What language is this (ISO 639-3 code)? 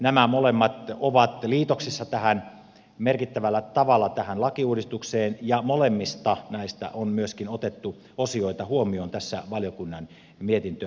fin